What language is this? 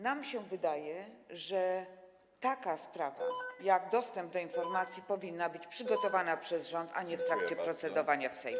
Polish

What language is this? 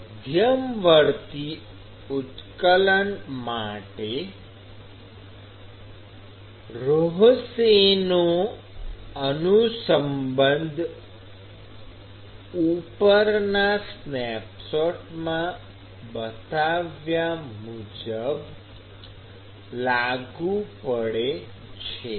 Gujarati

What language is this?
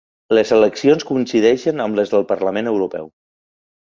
Catalan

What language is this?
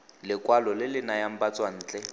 Tswana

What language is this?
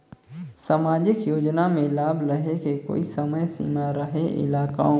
Chhattisgarhi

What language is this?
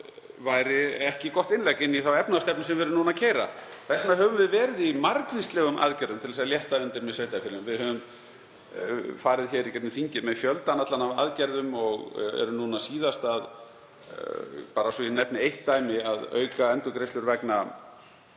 Icelandic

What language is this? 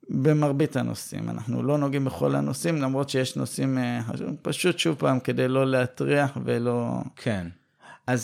Hebrew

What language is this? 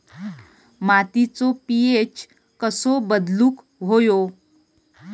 Marathi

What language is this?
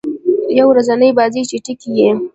Pashto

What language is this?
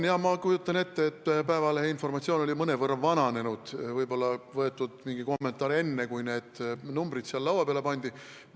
Estonian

